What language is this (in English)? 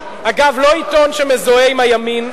Hebrew